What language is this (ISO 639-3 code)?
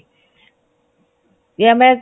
pan